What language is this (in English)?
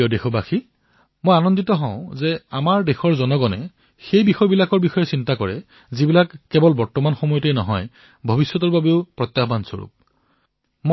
Assamese